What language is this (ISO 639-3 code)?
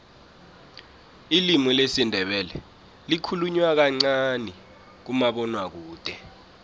nbl